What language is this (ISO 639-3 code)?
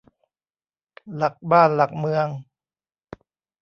tha